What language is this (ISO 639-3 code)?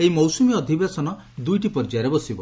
ori